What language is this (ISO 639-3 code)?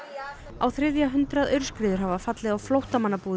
isl